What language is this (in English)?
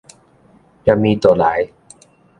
Min Nan Chinese